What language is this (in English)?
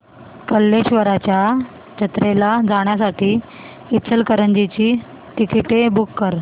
Marathi